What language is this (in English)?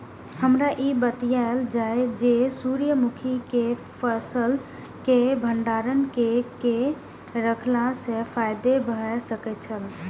Maithili